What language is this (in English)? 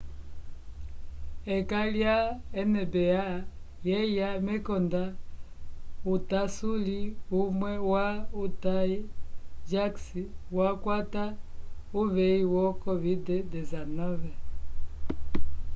Umbundu